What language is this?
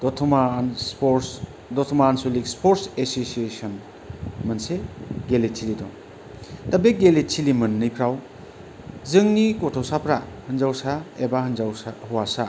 Bodo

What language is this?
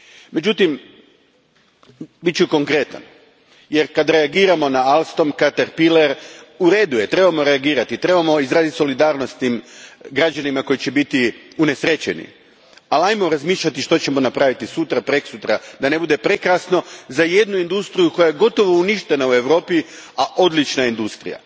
Croatian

